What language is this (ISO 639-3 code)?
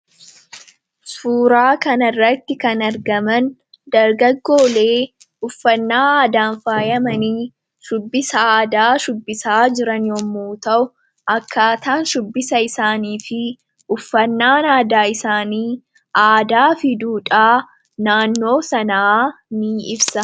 orm